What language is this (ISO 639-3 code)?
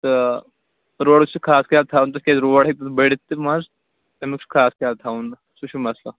kas